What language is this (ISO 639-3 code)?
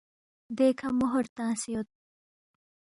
bft